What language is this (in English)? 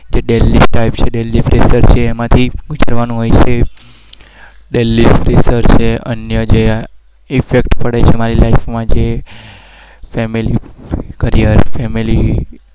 Gujarati